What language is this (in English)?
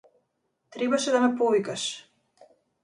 Macedonian